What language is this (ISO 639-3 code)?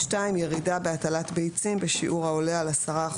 heb